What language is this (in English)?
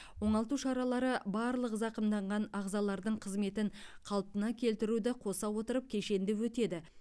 Kazakh